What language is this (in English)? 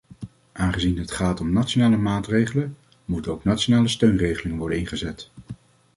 Dutch